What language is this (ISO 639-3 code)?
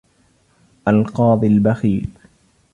ara